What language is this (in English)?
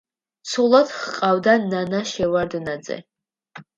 Georgian